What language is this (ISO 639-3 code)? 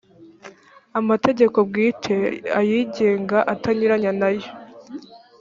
kin